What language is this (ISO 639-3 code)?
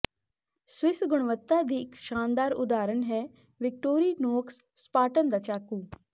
pan